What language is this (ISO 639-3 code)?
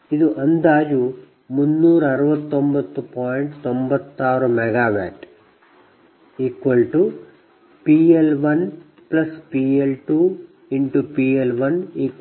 kan